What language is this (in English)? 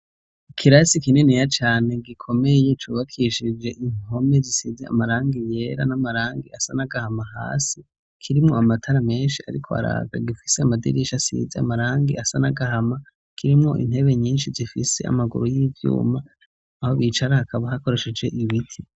Rundi